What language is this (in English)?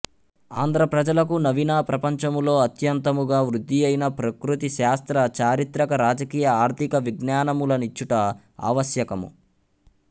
Telugu